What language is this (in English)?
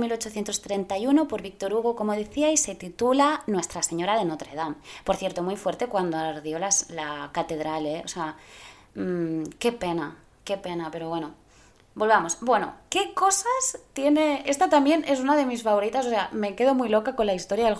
Spanish